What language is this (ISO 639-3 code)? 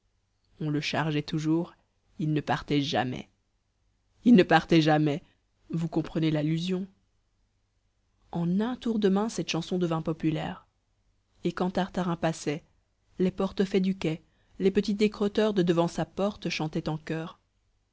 fra